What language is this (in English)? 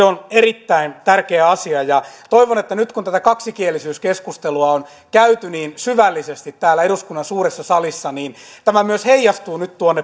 Finnish